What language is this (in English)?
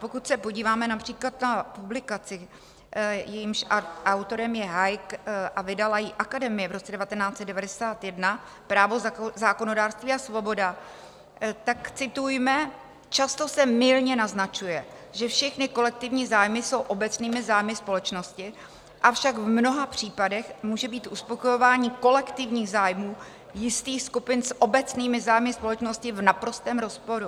Czech